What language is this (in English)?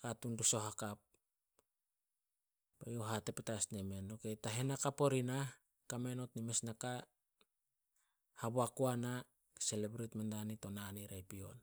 Solos